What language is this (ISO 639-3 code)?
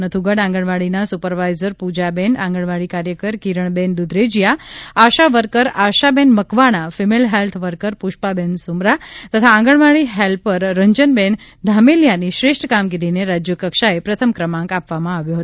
guj